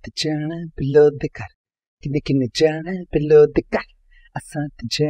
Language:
Hindi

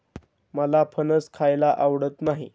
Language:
Marathi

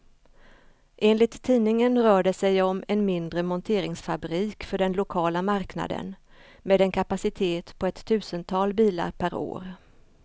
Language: Swedish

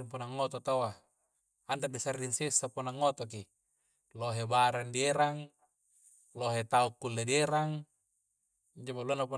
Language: Coastal Konjo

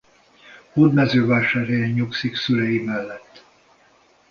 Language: Hungarian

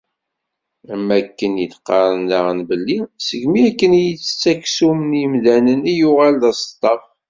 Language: Kabyle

